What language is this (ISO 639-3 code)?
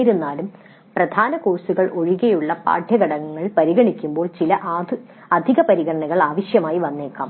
mal